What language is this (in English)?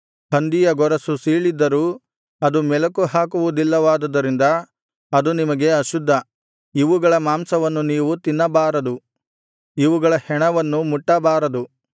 Kannada